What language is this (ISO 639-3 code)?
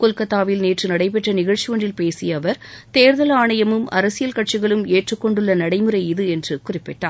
tam